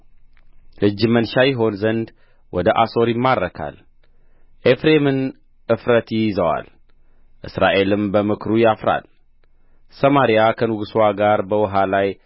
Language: Amharic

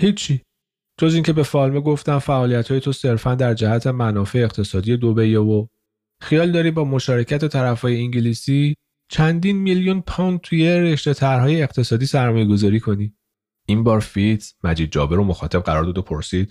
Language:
Persian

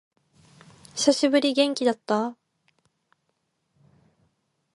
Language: Japanese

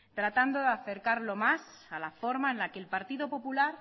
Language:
Spanish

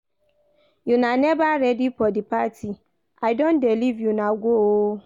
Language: Nigerian Pidgin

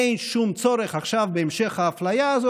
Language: Hebrew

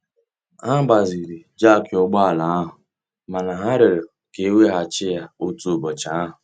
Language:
Igbo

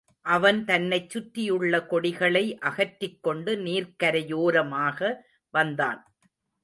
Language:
Tamil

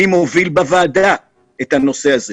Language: Hebrew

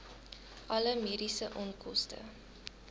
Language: Afrikaans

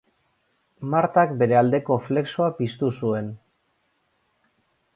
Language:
Basque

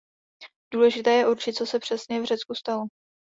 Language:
Czech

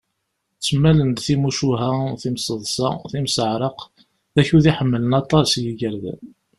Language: Kabyle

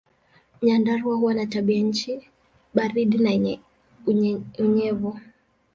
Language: Swahili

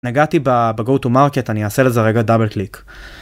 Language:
Hebrew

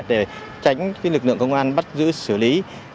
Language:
Vietnamese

